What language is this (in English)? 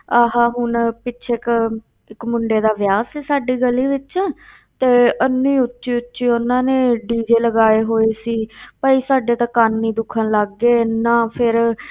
Punjabi